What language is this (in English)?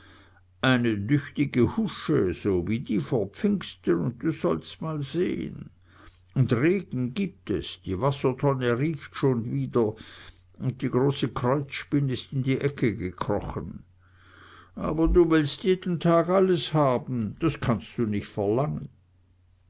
German